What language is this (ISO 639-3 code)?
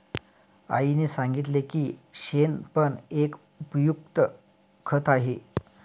mar